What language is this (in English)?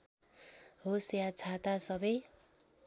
Nepali